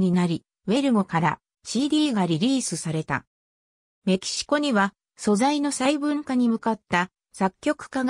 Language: Japanese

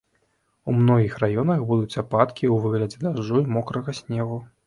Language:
Belarusian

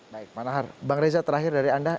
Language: Indonesian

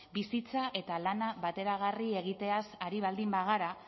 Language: Basque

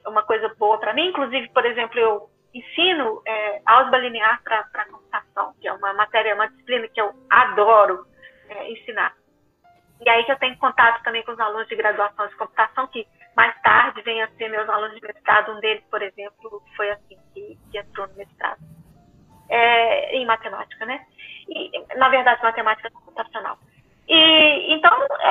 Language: Portuguese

